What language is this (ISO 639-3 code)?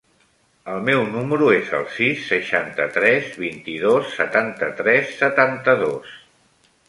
cat